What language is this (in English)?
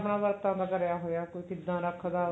Punjabi